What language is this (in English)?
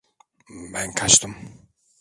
Turkish